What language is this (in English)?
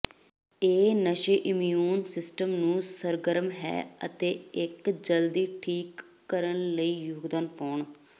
Punjabi